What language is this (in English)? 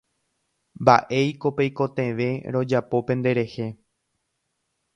Guarani